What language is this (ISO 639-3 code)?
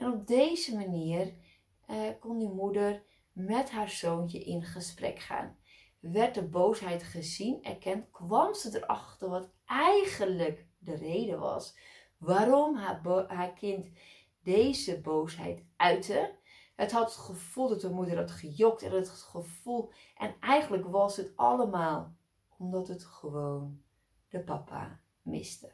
nld